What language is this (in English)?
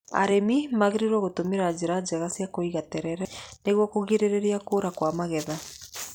Kikuyu